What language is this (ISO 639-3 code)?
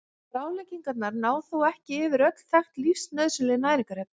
isl